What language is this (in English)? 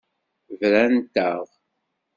Kabyle